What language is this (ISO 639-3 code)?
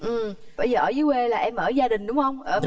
vie